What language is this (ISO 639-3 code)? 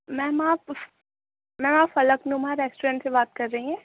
urd